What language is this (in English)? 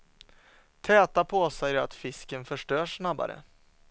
Swedish